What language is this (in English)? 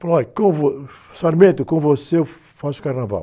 Portuguese